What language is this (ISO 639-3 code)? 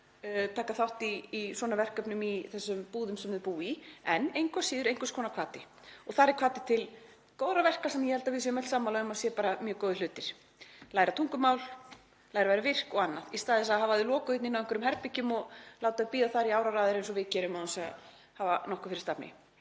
isl